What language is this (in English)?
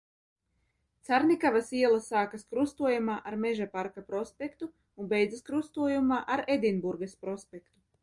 Latvian